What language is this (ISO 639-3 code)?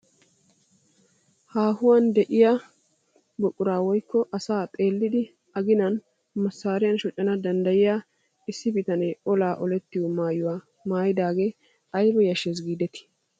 wal